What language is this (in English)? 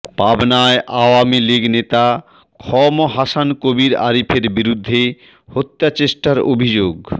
Bangla